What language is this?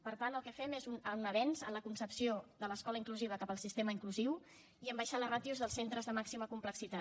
Catalan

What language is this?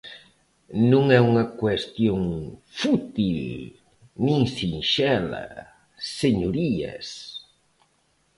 Galician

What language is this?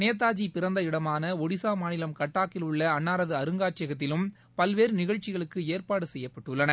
Tamil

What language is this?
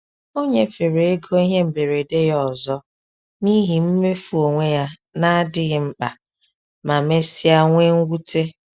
Igbo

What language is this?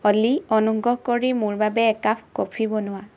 Assamese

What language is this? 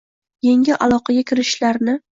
Uzbek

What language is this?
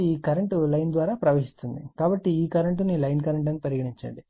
Telugu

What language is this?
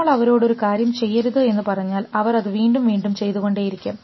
Malayalam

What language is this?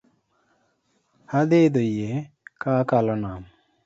Luo (Kenya and Tanzania)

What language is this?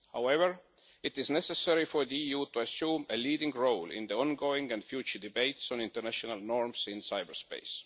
English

